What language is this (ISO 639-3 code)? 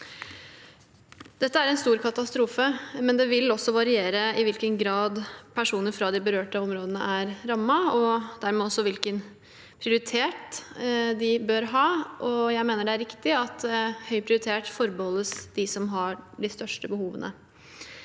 nor